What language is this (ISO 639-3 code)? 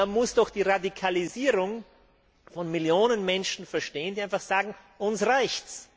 deu